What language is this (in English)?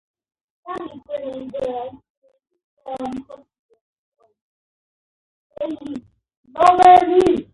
Georgian